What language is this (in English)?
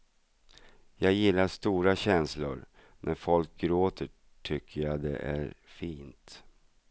Swedish